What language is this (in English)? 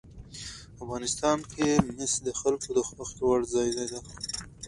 Pashto